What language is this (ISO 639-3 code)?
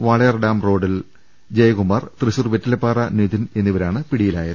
mal